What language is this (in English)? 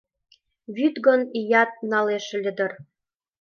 Mari